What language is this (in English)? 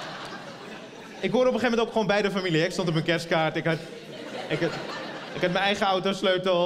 Dutch